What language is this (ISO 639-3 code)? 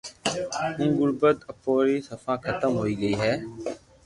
lrk